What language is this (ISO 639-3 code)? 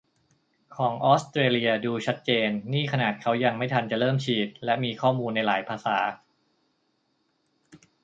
tha